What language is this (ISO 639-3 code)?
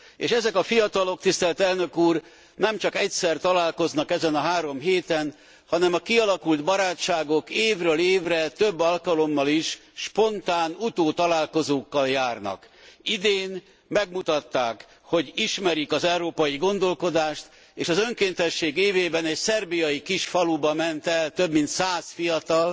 hun